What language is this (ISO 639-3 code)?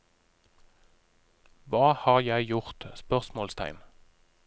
nor